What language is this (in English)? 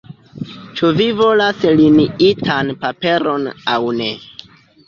Esperanto